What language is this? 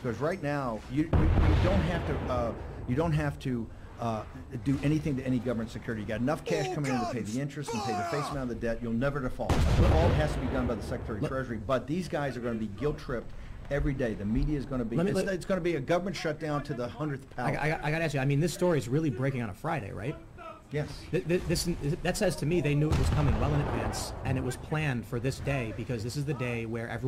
English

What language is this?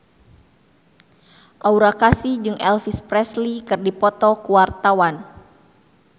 Sundanese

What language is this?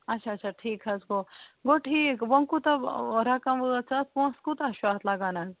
Kashmiri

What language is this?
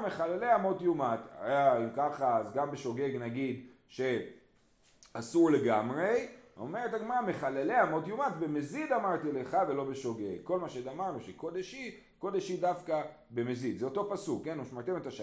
Hebrew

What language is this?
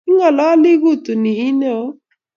Kalenjin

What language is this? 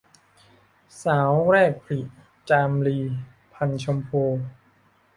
Thai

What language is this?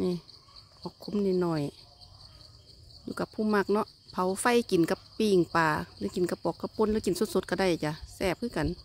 Thai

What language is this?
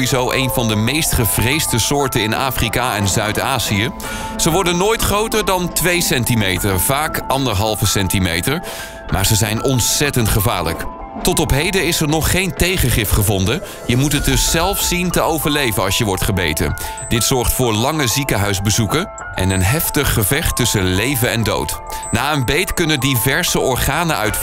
Dutch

